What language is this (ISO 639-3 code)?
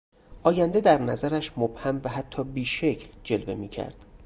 fas